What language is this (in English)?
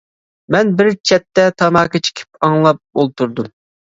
Uyghur